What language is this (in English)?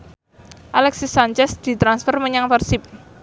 Javanese